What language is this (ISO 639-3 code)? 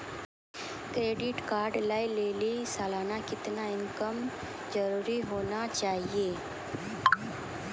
mai